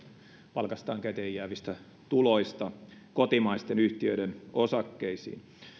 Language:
Finnish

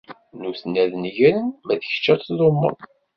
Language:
Kabyle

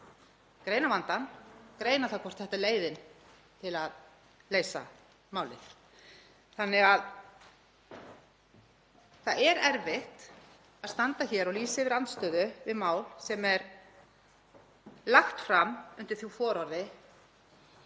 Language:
Icelandic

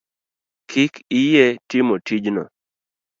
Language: Luo (Kenya and Tanzania)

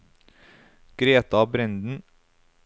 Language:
Norwegian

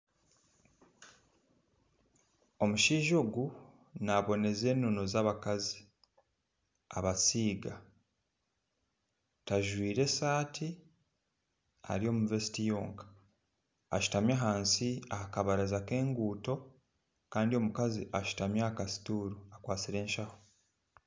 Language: Nyankole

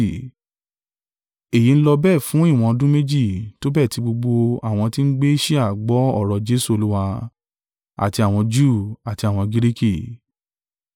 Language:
Yoruba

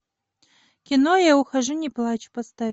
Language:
Russian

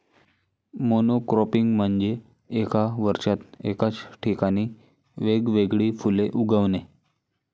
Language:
Marathi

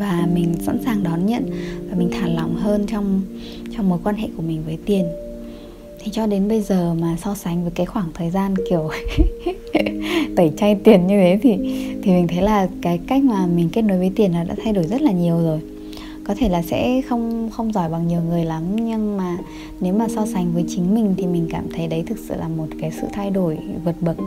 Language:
Vietnamese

